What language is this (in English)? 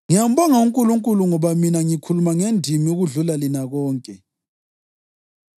North Ndebele